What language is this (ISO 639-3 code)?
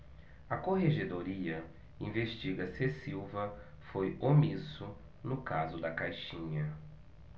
por